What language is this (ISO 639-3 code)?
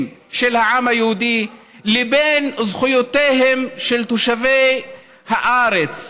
heb